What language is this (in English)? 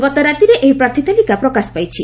Odia